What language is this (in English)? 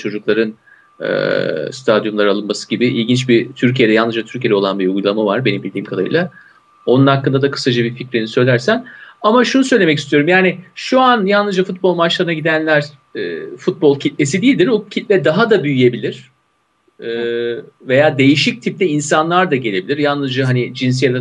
Turkish